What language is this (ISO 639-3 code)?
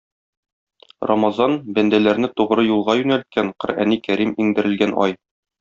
tat